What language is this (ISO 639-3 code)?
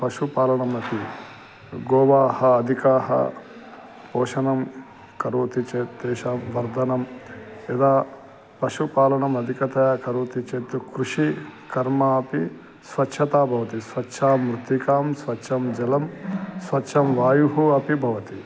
san